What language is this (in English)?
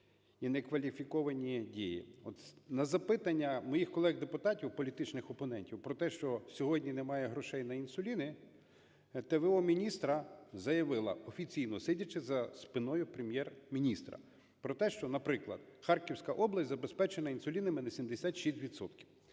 Ukrainian